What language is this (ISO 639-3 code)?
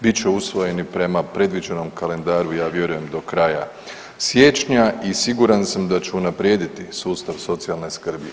hrv